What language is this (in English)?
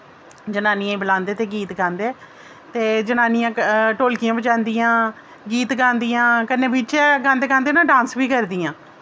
Dogri